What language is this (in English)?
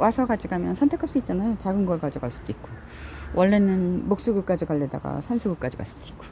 Korean